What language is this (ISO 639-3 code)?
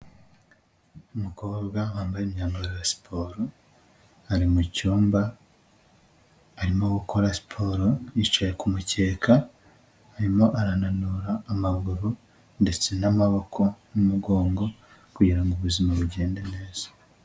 kin